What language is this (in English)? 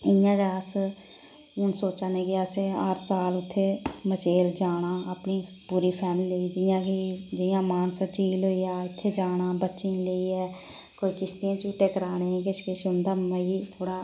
Dogri